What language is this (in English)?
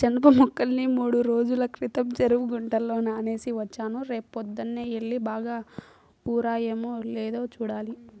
Telugu